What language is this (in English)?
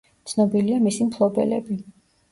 Georgian